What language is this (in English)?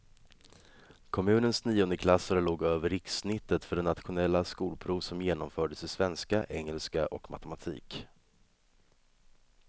Swedish